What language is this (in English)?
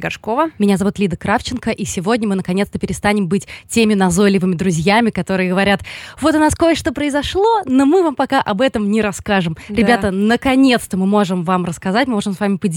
Russian